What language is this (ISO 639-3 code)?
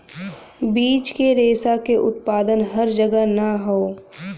bho